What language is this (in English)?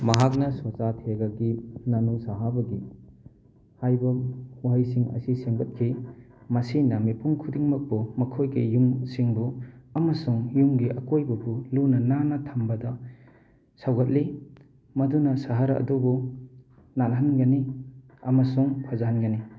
Manipuri